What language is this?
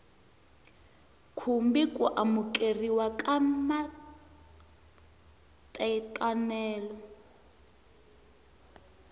Tsonga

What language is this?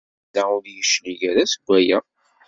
Kabyle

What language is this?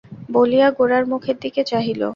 Bangla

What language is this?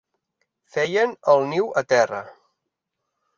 Catalan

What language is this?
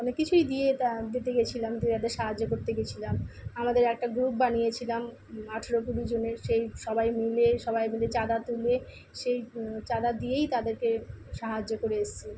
Bangla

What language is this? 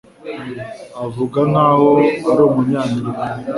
Kinyarwanda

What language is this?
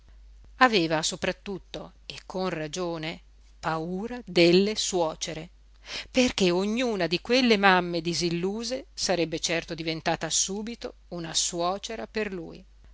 Italian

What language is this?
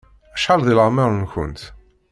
Kabyle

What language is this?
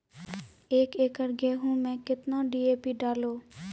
Maithili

